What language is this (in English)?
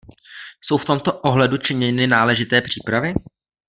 Czech